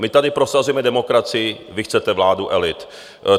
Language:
Czech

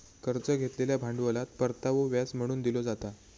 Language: Marathi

